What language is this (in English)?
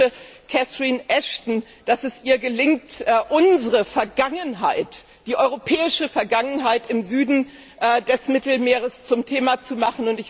German